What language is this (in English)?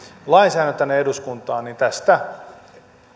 Finnish